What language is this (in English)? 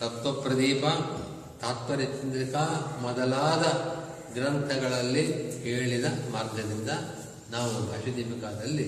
Kannada